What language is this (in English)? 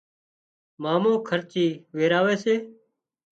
Wadiyara Koli